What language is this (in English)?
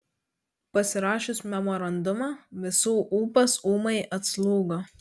Lithuanian